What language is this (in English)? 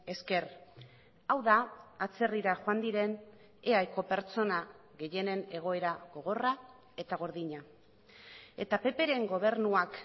Basque